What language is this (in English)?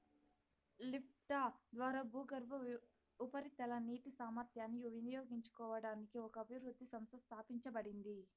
Telugu